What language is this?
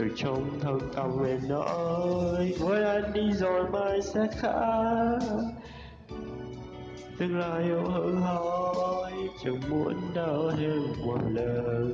Vietnamese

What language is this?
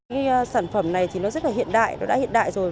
Vietnamese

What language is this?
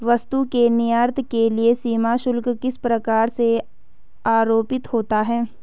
Hindi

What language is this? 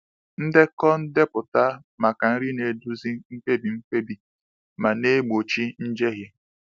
Igbo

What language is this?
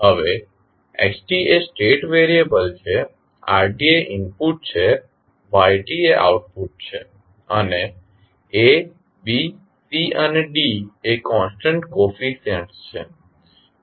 Gujarati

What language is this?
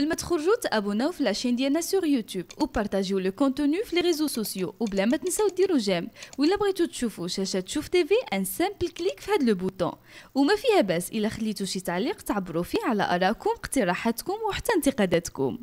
Arabic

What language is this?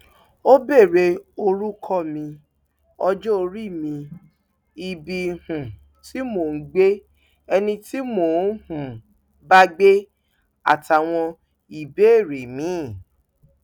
Yoruba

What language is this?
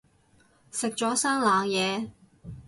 Cantonese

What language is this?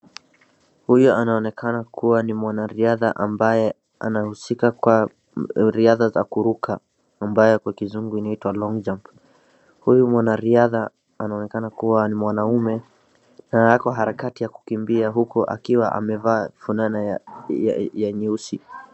Swahili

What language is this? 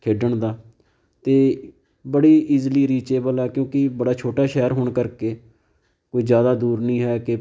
Punjabi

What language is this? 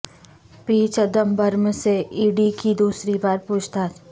Urdu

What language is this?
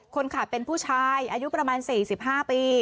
Thai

